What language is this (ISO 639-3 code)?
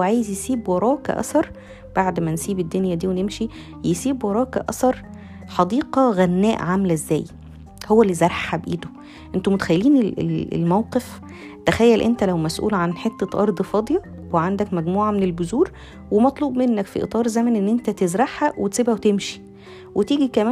ara